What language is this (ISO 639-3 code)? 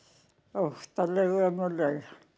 isl